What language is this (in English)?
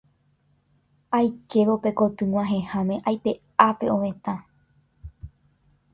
Guarani